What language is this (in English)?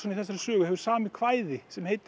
Icelandic